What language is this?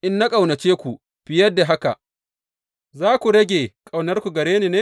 Hausa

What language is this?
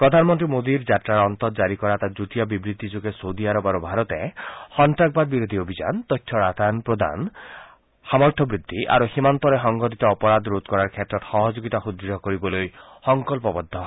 Assamese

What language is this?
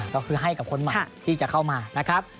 Thai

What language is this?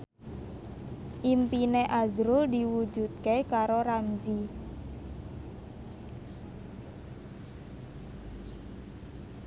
Javanese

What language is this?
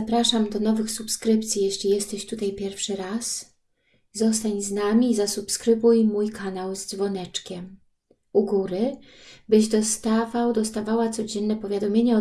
Polish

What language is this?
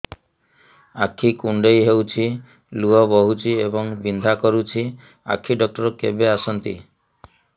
Odia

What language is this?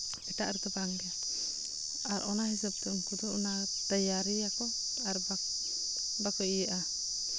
Santali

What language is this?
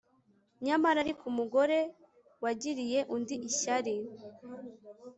Kinyarwanda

